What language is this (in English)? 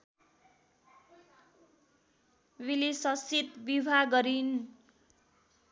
Nepali